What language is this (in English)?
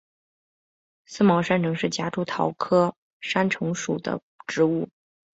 Chinese